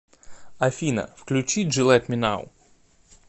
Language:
Russian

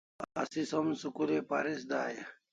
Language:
Kalasha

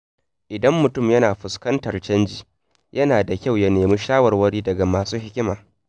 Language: Hausa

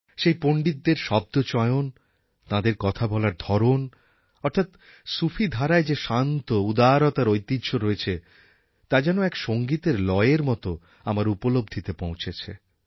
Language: Bangla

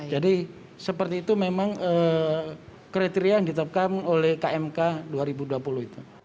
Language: Indonesian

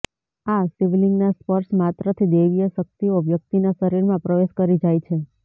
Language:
Gujarati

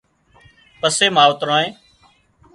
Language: Wadiyara Koli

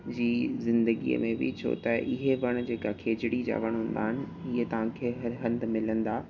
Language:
Sindhi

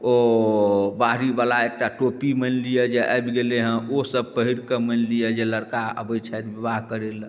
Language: Maithili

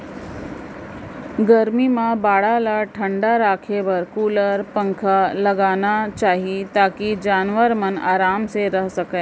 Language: Chhattisgarhi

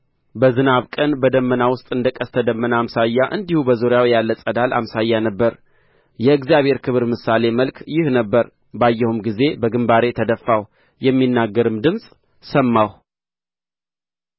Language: Amharic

